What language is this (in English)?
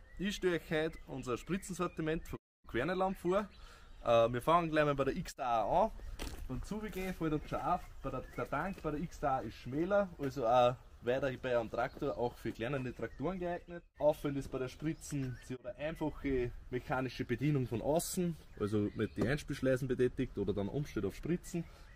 German